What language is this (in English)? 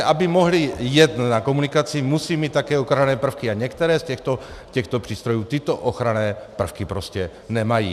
Czech